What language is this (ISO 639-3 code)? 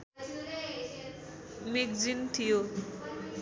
nep